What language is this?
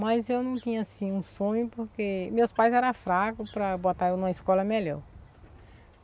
Portuguese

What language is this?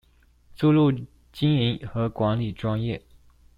Chinese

